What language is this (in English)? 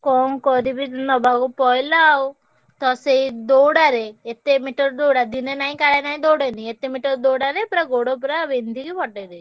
Odia